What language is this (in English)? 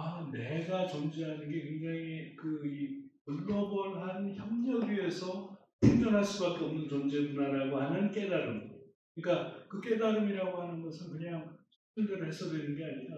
Korean